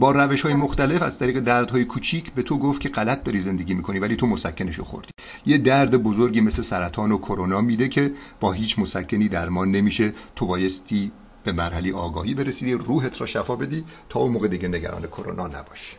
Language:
Persian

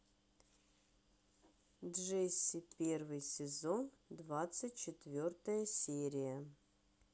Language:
Russian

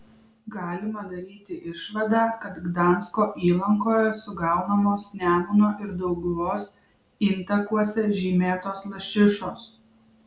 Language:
Lithuanian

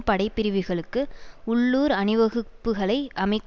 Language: Tamil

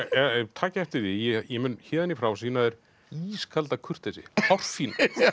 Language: Icelandic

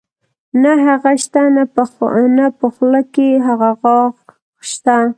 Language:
Pashto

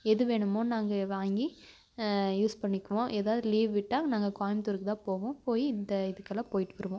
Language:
Tamil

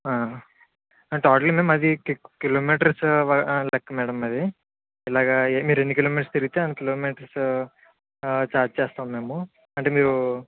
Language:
Telugu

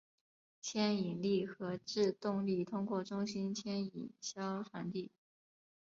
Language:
Chinese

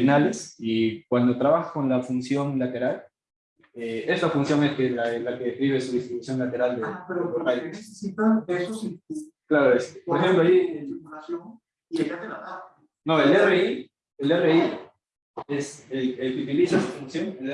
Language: Spanish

